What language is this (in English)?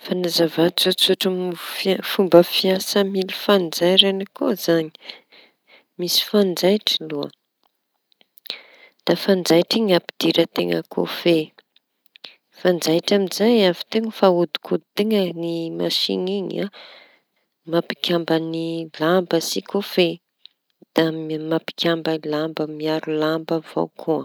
Tanosy Malagasy